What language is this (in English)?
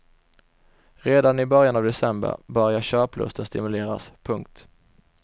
Swedish